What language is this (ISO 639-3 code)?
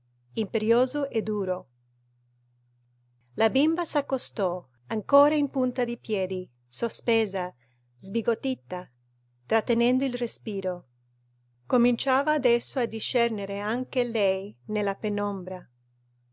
ita